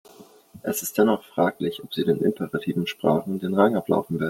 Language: German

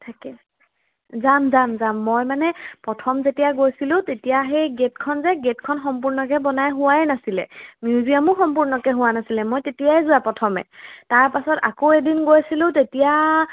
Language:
Assamese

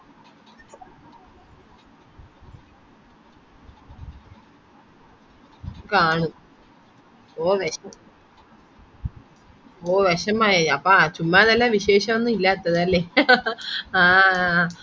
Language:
Malayalam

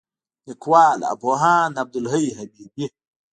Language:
Pashto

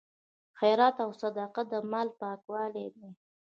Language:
Pashto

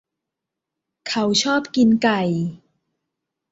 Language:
Thai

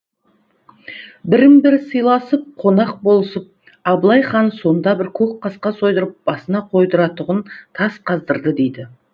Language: Kazakh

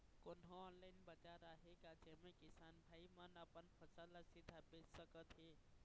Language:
Chhattisgarhi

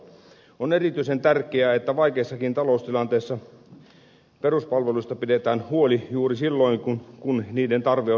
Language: Finnish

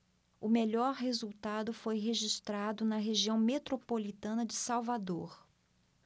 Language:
Portuguese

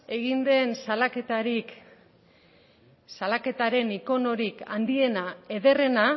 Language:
Basque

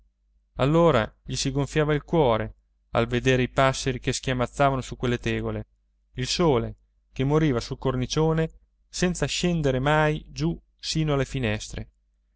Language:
Italian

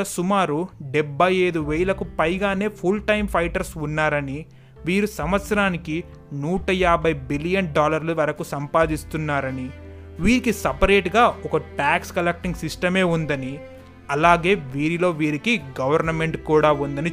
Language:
Telugu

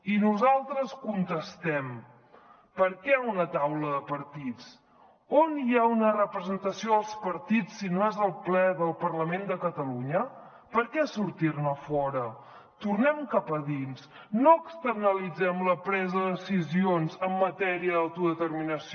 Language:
Catalan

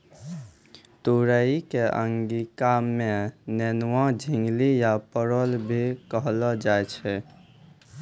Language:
Maithili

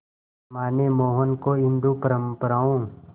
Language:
Hindi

